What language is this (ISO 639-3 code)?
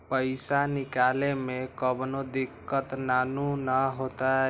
mag